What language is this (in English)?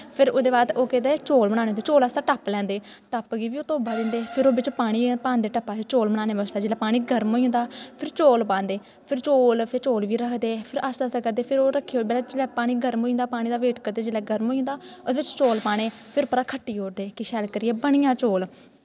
Dogri